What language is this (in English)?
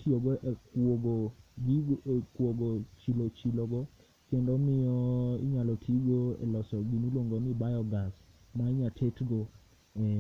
Luo (Kenya and Tanzania)